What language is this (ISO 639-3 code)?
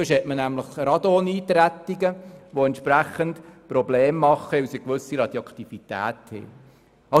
gsw